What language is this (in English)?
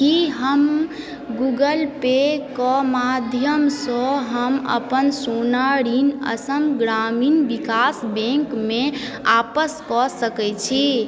Maithili